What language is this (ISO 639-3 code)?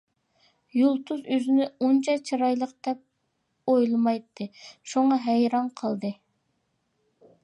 uig